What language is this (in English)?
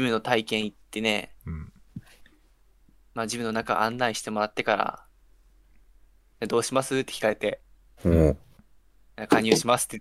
Japanese